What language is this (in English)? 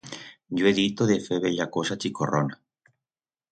Aragonese